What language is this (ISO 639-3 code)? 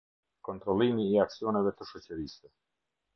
sqi